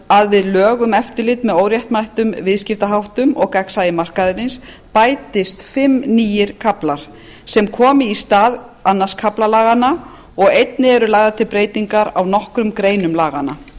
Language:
Icelandic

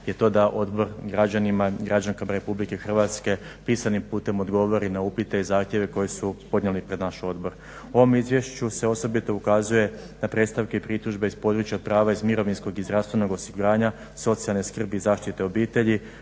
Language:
Croatian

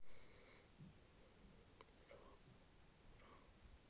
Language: Russian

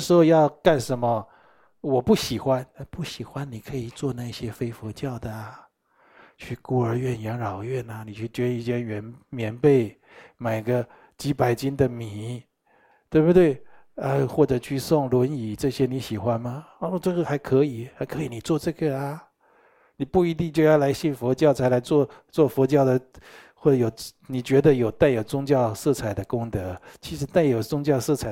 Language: Chinese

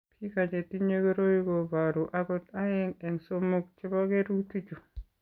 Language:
Kalenjin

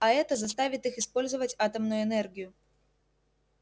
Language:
Russian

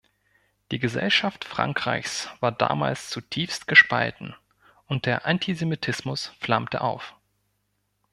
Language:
German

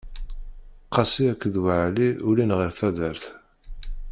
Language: Kabyle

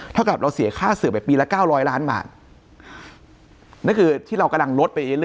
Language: Thai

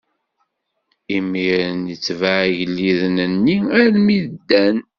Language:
Kabyle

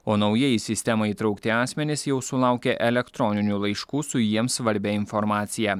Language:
Lithuanian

